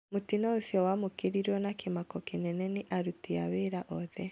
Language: Kikuyu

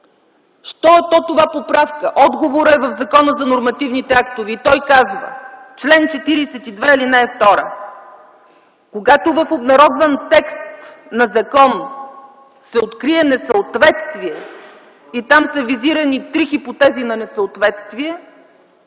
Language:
Bulgarian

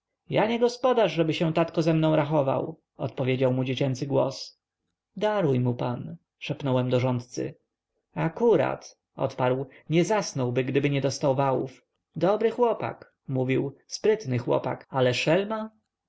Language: Polish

